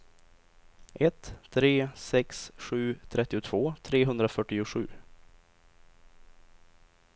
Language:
Swedish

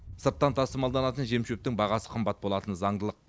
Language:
Kazakh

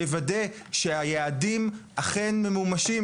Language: Hebrew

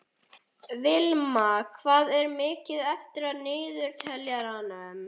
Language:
Icelandic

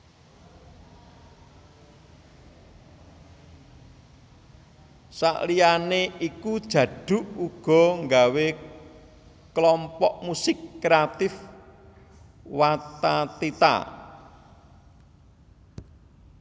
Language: Javanese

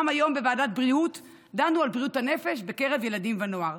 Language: Hebrew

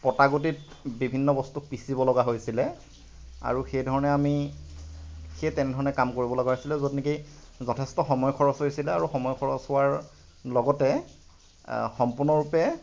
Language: Assamese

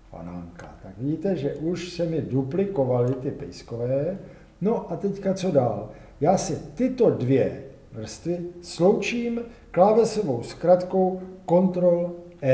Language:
Czech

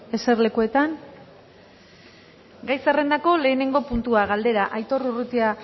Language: Basque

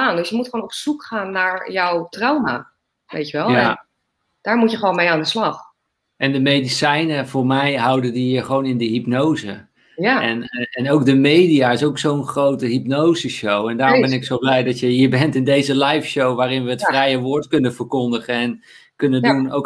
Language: Dutch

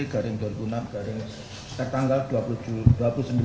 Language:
Indonesian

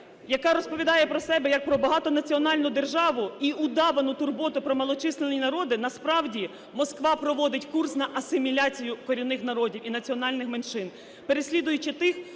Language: Ukrainian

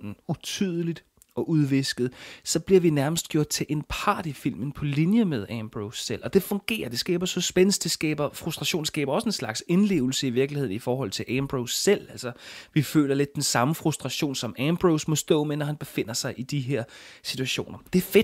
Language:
Danish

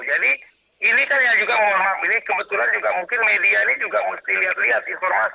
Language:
Indonesian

